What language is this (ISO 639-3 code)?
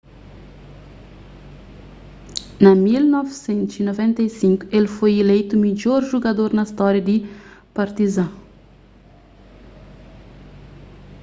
kea